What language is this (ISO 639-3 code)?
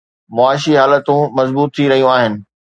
snd